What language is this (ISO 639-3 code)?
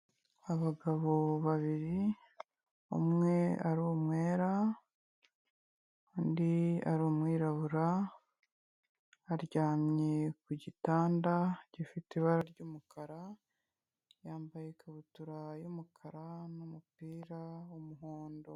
kin